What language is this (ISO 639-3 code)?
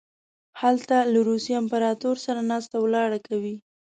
pus